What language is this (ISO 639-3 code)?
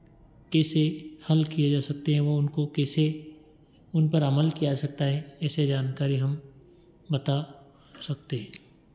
hin